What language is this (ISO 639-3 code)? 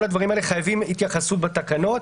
heb